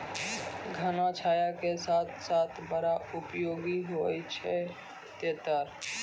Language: Maithili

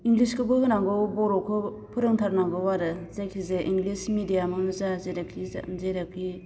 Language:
Bodo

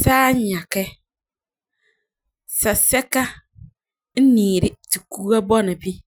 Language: Frafra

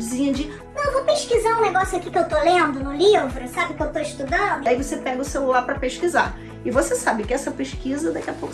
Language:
Portuguese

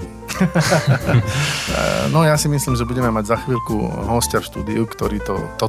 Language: Slovak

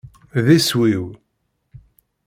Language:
Kabyle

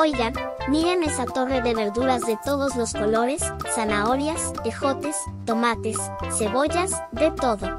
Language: Spanish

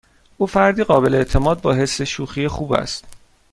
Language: Persian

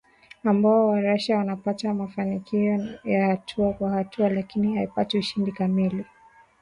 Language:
Swahili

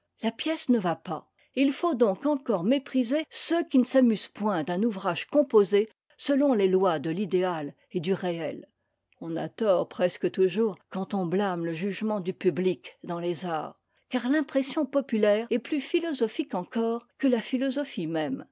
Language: French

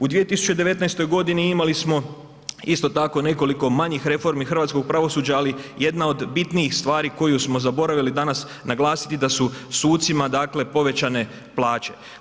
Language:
Croatian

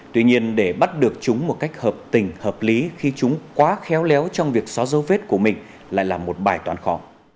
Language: Vietnamese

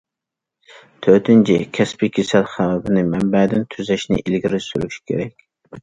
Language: Uyghur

